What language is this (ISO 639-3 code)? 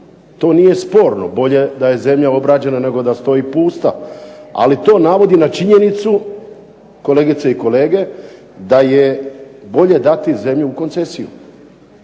hrv